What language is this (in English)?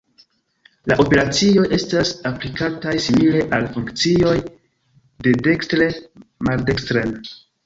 Esperanto